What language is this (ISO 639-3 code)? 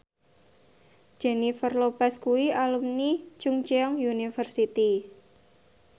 jav